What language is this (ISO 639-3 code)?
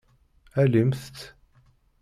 kab